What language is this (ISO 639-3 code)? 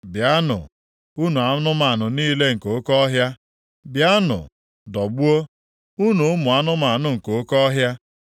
ibo